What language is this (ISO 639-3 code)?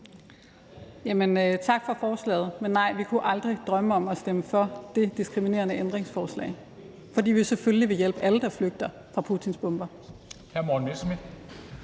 dan